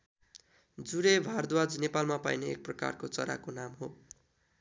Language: Nepali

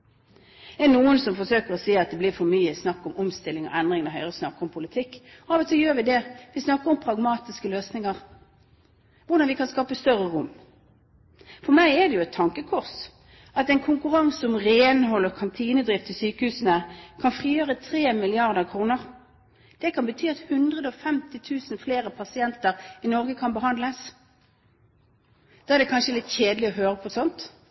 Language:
Norwegian Bokmål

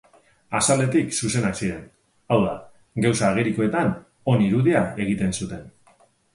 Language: Basque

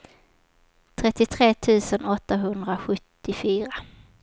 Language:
Swedish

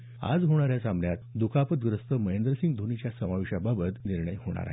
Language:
Marathi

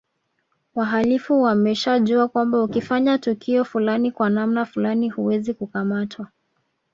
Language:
Swahili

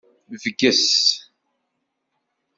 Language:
Kabyle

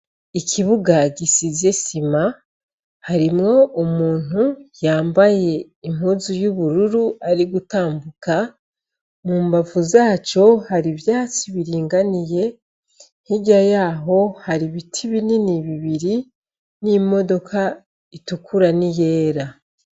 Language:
Rundi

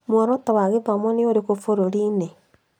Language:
Kikuyu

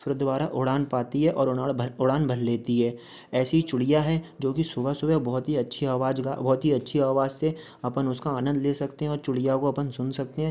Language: Hindi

